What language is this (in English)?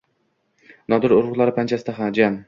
Uzbek